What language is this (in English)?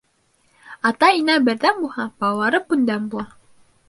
Bashkir